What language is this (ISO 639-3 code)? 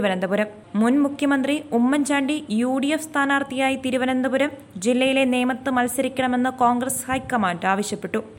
mal